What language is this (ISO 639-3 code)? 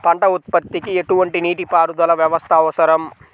tel